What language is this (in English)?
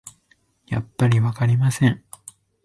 Japanese